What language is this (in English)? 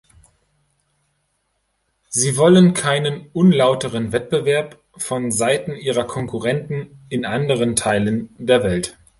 German